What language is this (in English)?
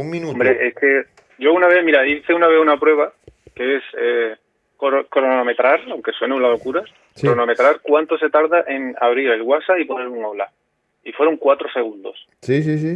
Spanish